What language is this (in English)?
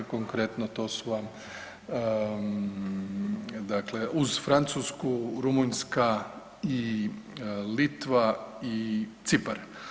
Croatian